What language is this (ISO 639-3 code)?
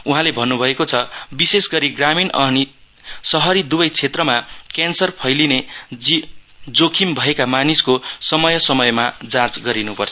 nep